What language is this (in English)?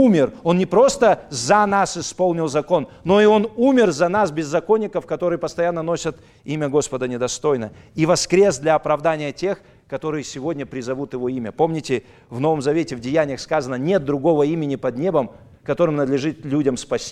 Russian